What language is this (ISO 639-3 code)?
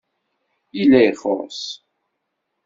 kab